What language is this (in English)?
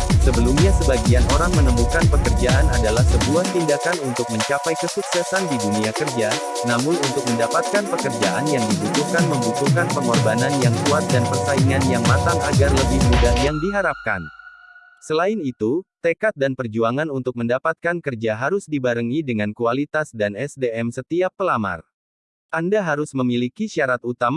Indonesian